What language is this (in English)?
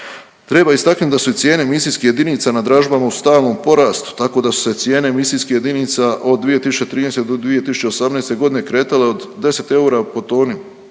Croatian